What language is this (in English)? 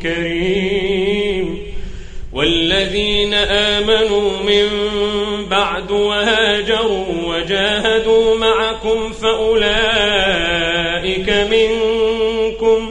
Arabic